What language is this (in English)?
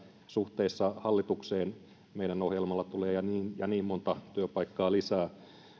Finnish